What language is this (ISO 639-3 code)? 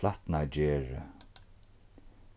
fao